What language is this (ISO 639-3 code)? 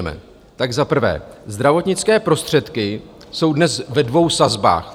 ces